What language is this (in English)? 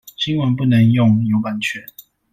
Chinese